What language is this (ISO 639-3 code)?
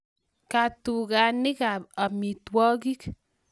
kln